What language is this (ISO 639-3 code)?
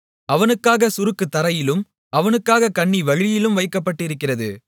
tam